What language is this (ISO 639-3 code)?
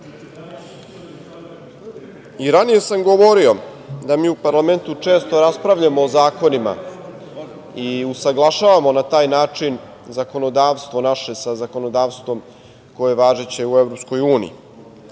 srp